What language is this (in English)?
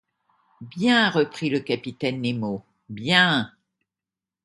French